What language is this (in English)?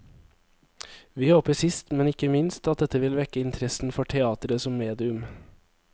Norwegian